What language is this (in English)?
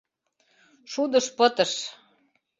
Mari